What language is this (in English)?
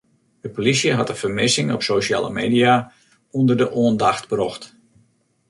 Western Frisian